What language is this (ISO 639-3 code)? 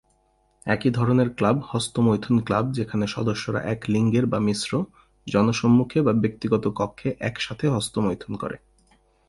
ben